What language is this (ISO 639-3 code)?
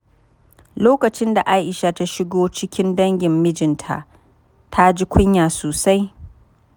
hau